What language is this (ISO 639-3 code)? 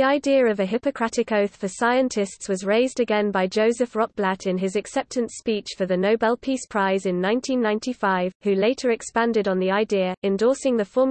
eng